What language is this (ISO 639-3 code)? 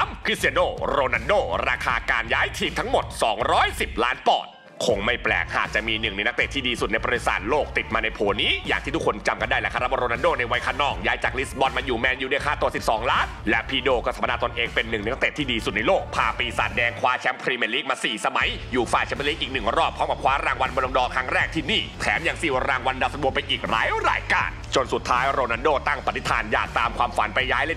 tha